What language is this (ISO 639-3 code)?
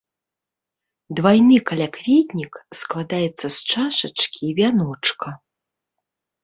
bel